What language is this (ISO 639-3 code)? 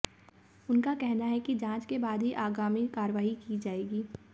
hin